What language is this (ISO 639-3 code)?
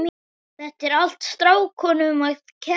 isl